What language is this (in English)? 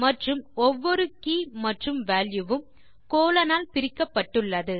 Tamil